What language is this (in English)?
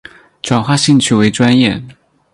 Chinese